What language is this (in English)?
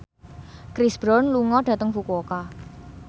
Javanese